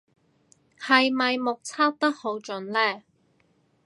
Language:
Cantonese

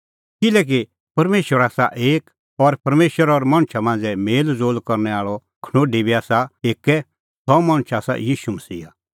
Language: Kullu Pahari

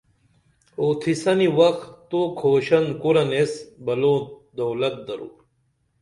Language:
Dameli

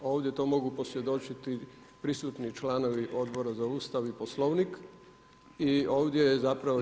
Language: Croatian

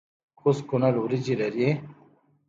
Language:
Pashto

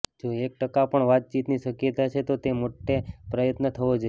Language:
Gujarati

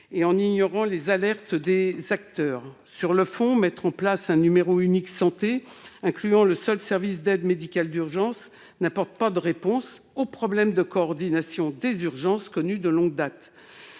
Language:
French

